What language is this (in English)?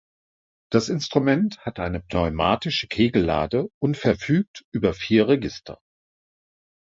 German